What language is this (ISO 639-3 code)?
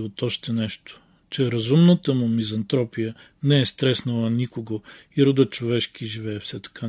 bul